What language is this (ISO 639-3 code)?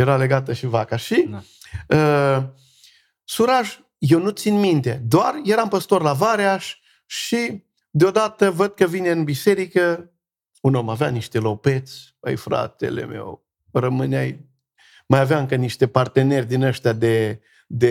ron